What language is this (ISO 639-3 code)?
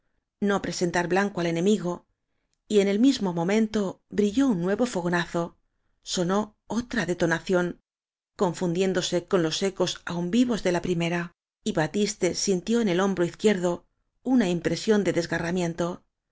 spa